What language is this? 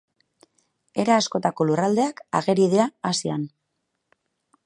Basque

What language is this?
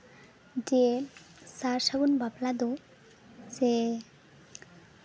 Santali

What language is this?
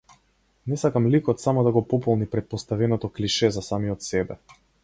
Macedonian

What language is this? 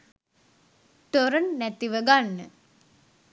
Sinhala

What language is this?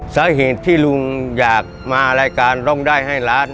Thai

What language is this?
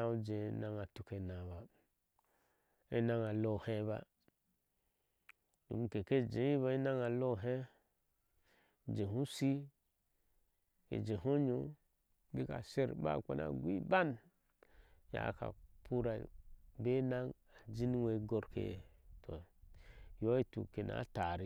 Ashe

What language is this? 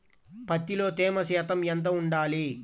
Telugu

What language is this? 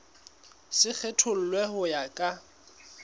Southern Sotho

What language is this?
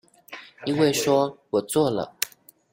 Chinese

